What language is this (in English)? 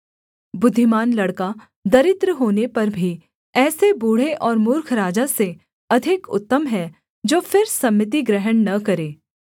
Hindi